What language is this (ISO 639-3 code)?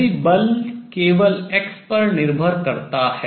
hin